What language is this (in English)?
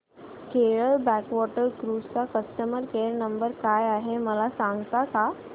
Marathi